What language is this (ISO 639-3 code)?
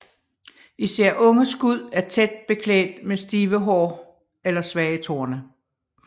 dan